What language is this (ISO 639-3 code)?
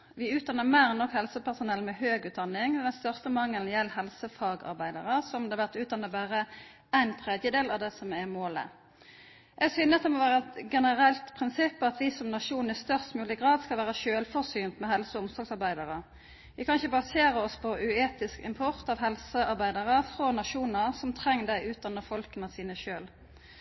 nno